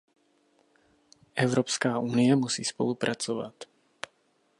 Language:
Czech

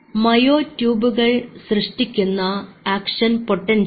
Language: Malayalam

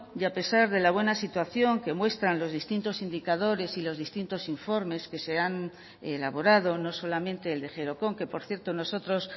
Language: Spanish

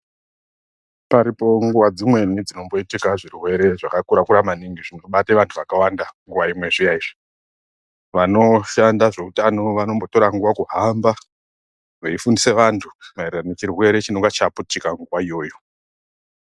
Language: Ndau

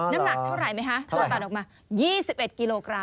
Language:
Thai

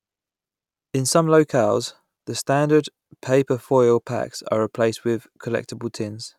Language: English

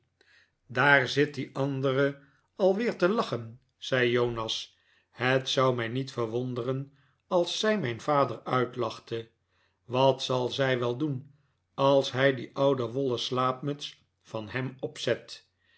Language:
Dutch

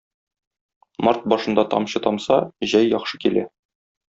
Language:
Tatar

